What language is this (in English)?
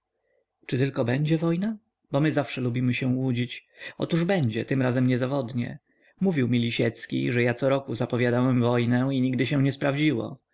Polish